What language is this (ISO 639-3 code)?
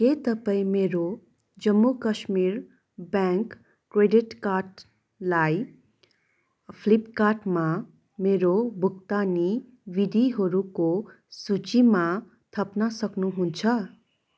nep